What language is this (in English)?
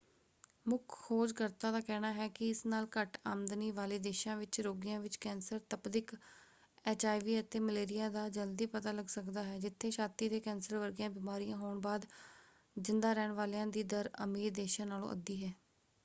Punjabi